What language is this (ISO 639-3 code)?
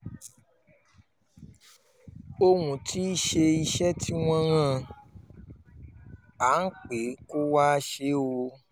yor